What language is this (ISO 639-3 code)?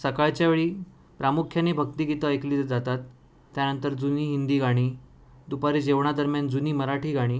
mar